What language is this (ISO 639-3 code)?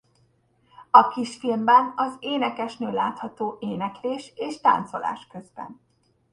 hun